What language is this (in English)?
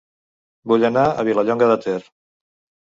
Catalan